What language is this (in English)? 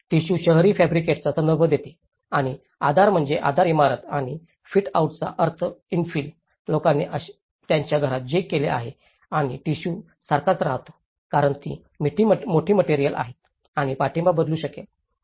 Marathi